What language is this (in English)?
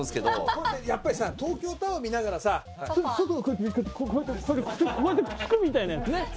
Japanese